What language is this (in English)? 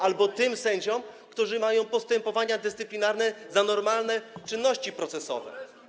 Polish